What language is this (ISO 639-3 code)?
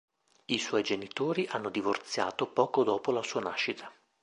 ita